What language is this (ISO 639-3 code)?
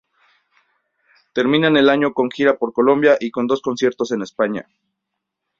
spa